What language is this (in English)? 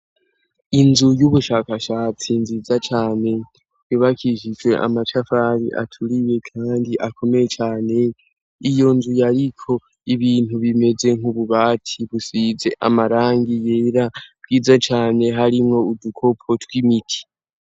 Rundi